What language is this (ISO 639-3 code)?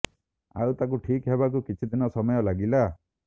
ori